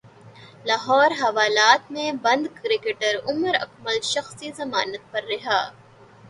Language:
Urdu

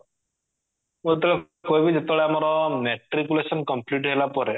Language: Odia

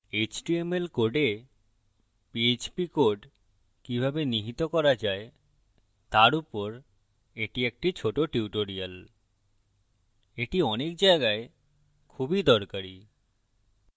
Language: Bangla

